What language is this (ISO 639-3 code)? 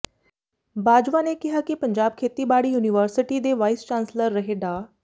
pan